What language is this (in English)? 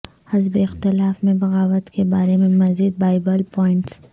Urdu